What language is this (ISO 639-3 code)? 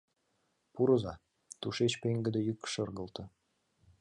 chm